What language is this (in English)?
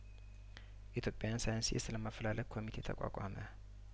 Amharic